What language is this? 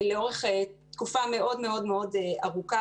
Hebrew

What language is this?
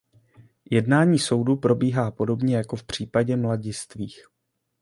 Czech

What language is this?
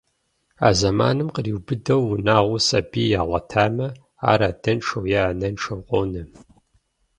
Kabardian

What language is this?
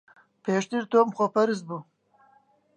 Central Kurdish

